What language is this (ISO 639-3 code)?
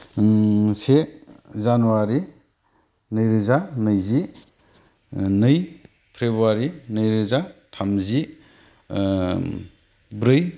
brx